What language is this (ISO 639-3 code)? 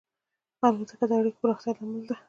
pus